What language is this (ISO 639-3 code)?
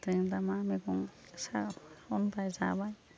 brx